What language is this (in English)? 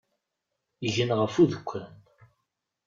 Kabyle